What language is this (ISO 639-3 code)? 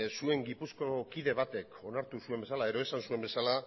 eus